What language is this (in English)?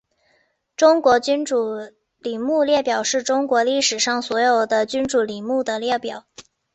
Chinese